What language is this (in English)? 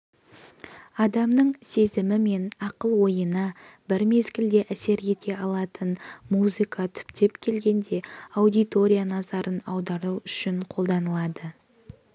Kazakh